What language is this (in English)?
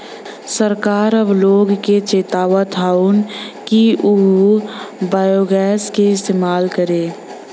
Bhojpuri